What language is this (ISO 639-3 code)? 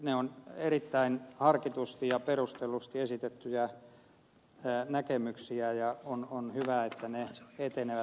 fin